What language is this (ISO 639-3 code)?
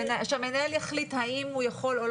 heb